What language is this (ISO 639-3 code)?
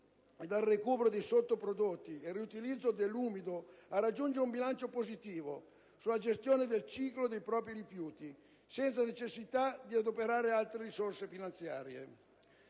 ita